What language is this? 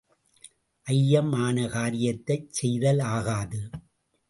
Tamil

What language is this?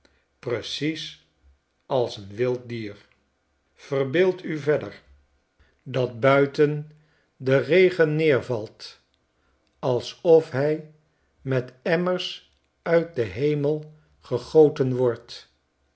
Dutch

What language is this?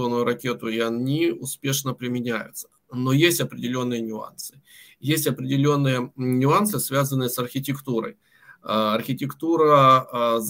Russian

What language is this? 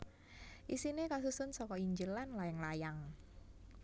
Javanese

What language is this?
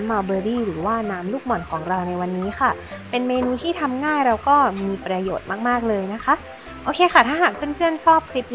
Thai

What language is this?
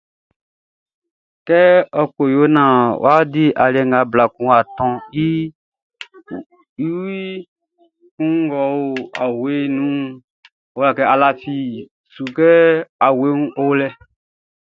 Baoulé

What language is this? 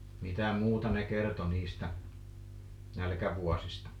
Finnish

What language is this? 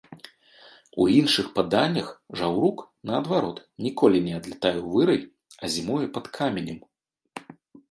Belarusian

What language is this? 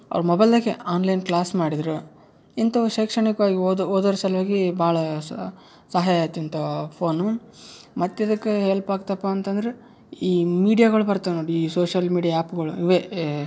Kannada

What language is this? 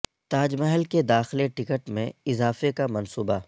Urdu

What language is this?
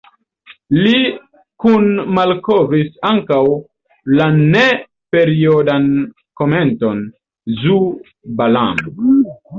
Esperanto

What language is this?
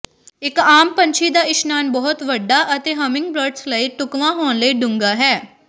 Punjabi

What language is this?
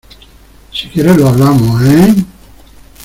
Spanish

